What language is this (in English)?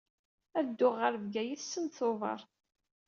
Kabyle